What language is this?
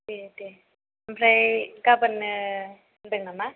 Bodo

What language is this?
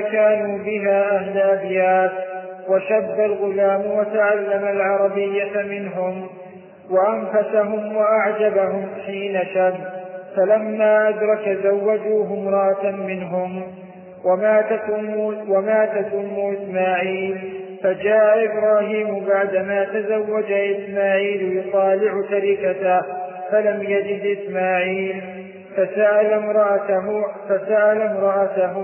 Arabic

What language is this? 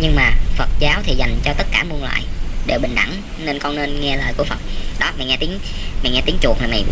Vietnamese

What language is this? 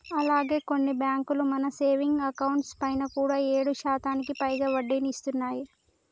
Telugu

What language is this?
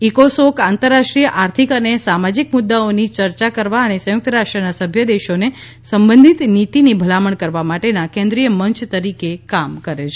Gujarati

